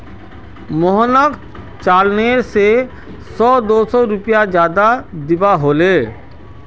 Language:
Magahi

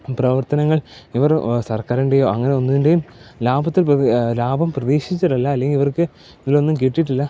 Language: Malayalam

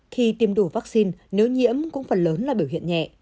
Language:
Vietnamese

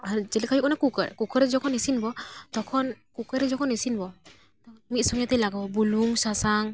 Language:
Santali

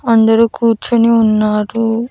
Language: Telugu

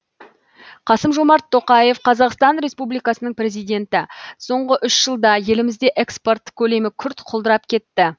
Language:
Kazakh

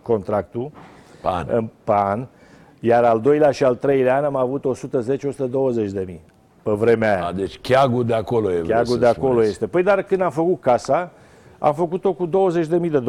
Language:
Romanian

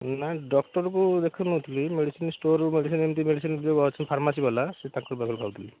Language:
Odia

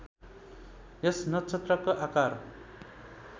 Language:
Nepali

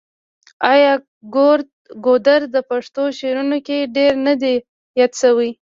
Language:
Pashto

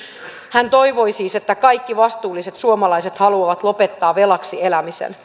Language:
Finnish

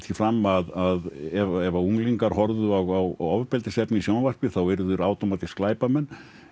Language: Icelandic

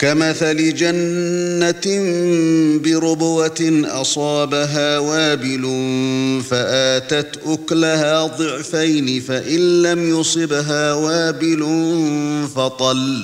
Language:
Arabic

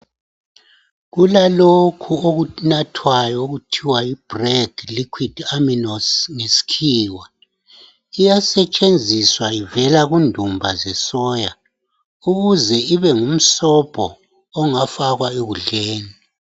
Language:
North Ndebele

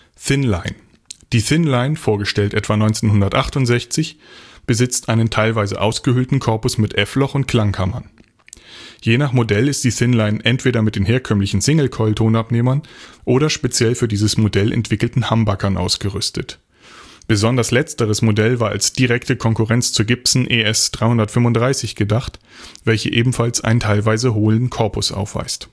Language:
German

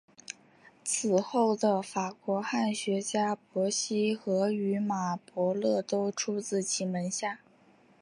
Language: Chinese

